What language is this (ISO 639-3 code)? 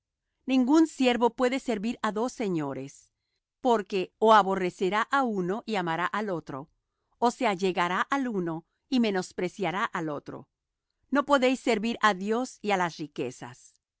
spa